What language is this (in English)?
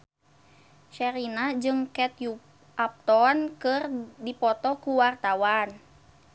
Sundanese